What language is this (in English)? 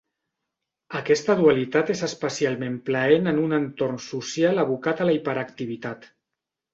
Catalan